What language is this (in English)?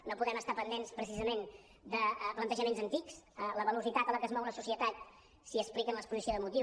Catalan